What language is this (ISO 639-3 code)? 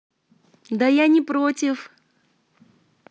rus